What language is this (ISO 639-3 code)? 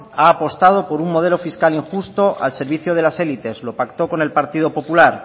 spa